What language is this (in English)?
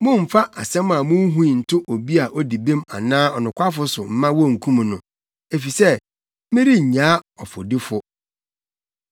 Akan